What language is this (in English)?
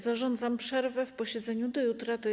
Polish